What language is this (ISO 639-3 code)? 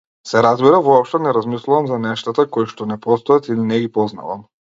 mkd